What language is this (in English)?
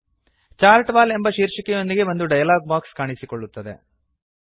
Kannada